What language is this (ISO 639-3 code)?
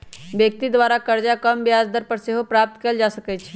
mag